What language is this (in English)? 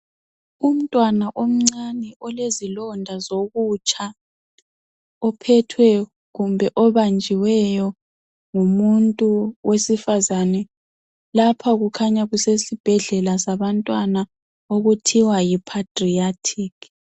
North Ndebele